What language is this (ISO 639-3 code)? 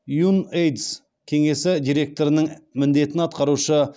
kaz